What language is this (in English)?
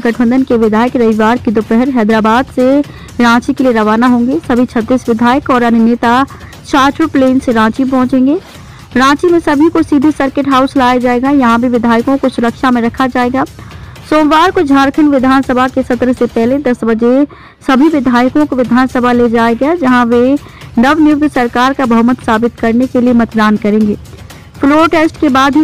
Hindi